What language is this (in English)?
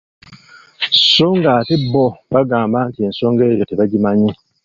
Ganda